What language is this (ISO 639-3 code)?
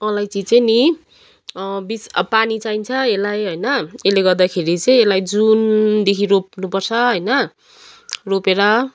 nep